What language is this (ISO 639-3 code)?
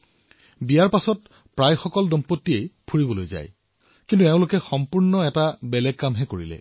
asm